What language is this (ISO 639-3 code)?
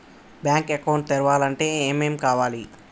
tel